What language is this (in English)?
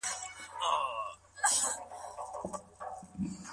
Pashto